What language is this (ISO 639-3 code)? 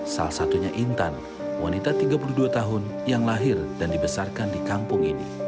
ind